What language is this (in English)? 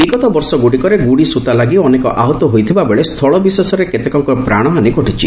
Odia